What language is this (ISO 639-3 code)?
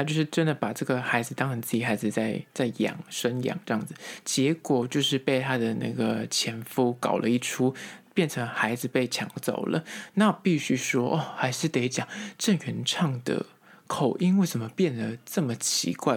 zho